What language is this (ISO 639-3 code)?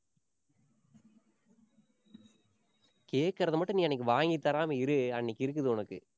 tam